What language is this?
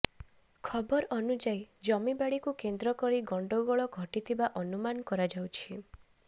Odia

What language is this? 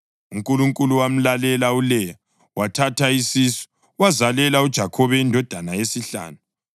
North Ndebele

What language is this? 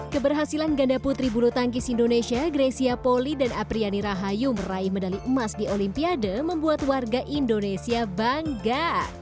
Indonesian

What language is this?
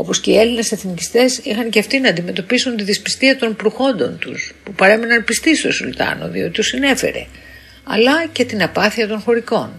Greek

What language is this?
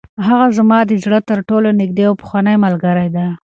Pashto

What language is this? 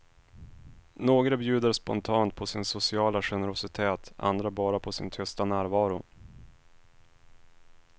Swedish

